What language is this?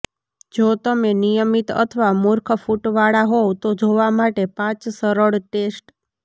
Gujarati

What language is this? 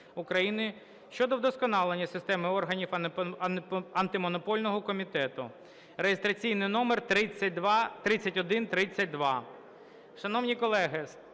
Ukrainian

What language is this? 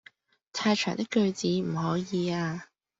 Cantonese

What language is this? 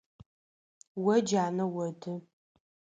Adyghe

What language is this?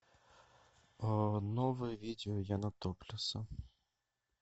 Russian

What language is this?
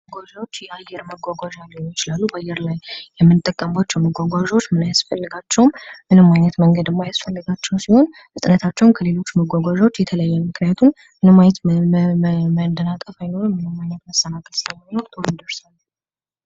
Amharic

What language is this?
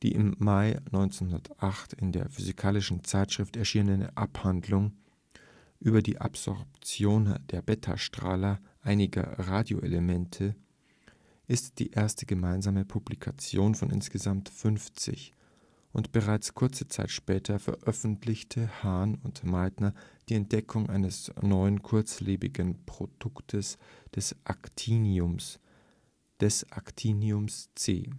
German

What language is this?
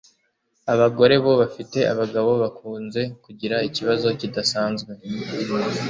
Kinyarwanda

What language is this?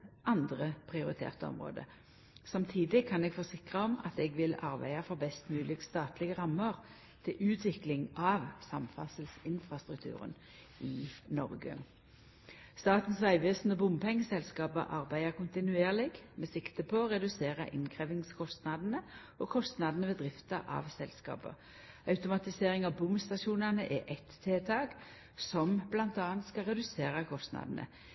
Norwegian Nynorsk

